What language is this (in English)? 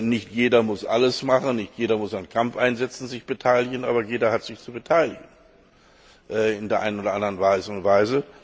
German